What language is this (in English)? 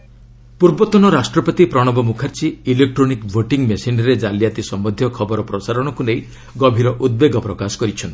Odia